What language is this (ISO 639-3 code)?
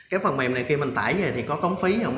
vie